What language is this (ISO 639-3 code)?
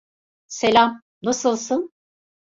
tur